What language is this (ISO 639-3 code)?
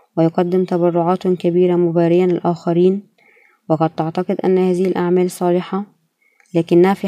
ara